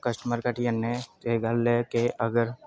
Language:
Dogri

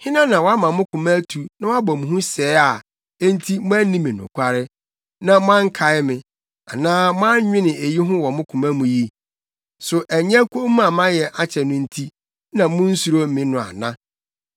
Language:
Akan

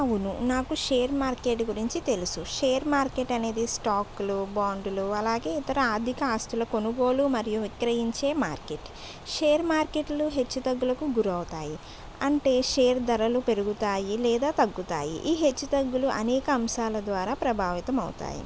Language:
Telugu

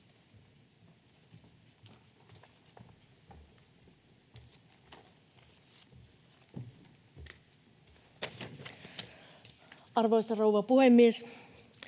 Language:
Finnish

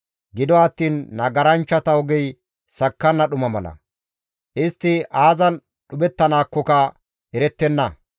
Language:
Gamo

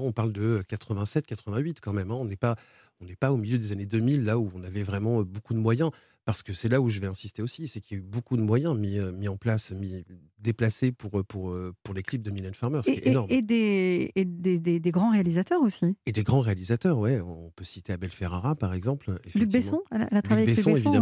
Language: French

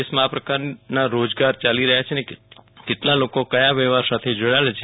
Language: Gujarati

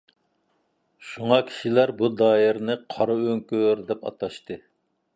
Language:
Uyghur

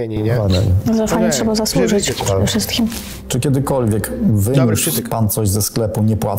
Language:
Polish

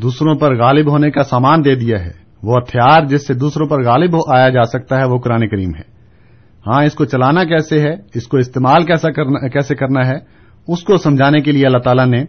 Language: Urdu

